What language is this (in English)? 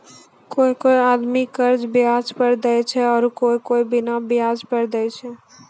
Maithili